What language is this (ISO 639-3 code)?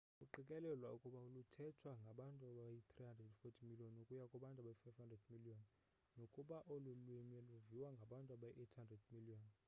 xho